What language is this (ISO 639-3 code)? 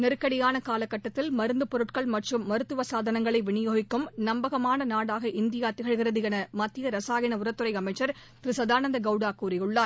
tam